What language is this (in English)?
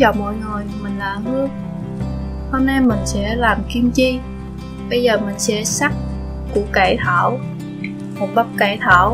Vietnamese